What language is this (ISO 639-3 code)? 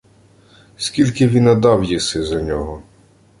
ukr